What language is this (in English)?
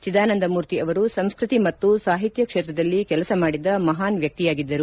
Kannada